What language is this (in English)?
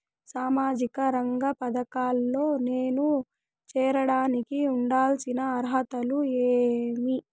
Telugu